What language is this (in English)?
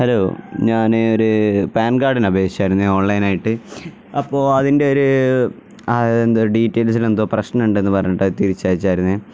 Malayalam